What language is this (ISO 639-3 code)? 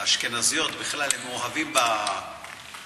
heb